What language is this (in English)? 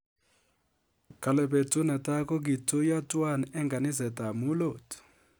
Kalenjin